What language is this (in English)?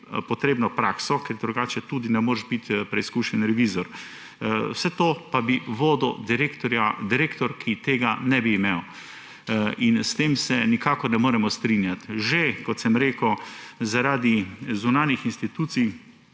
Slovenian